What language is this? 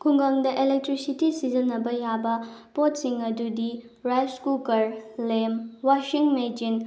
Manipuri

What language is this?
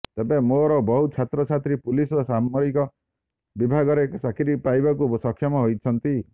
Odia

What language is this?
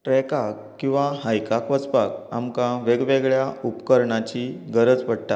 Konkani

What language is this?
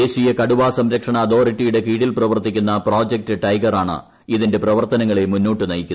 Malayalam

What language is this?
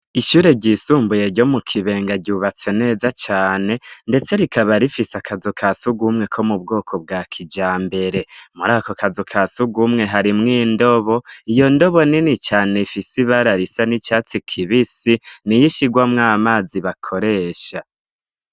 Rundi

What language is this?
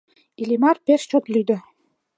Mari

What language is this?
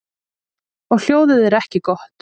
Icelandic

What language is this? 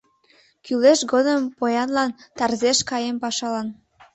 Mari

